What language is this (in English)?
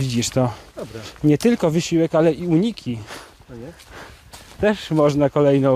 Polish